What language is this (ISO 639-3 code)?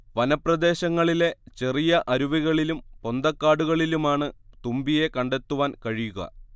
mal